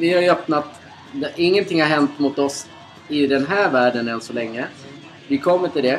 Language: Swedish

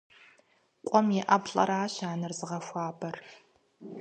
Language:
Kabardian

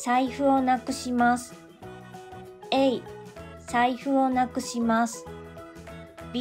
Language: Japanese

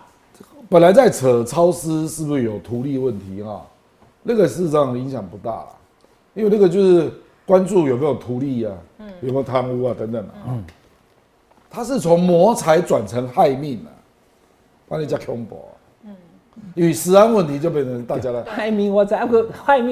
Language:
Chinese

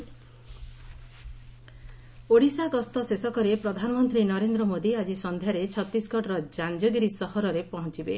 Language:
Odia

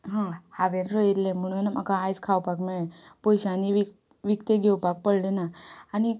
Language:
Konkani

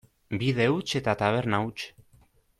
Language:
Basque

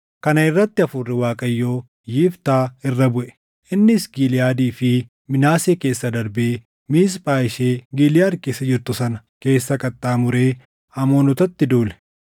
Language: Oromo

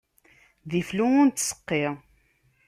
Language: Kabyle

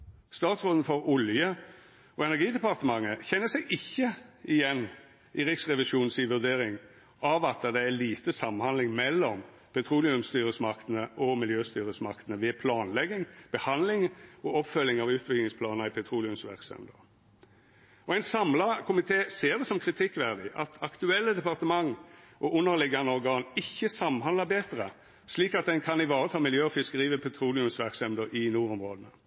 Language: Norwegian Nynorsk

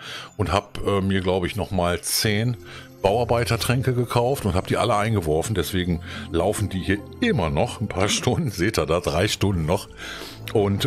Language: German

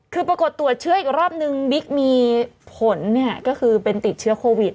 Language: Thai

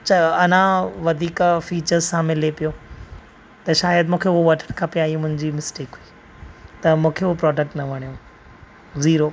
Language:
Sindhi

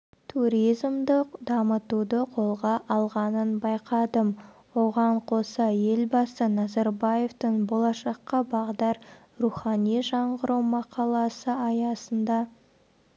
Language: Kazakh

